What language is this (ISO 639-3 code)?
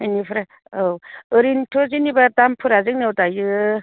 brx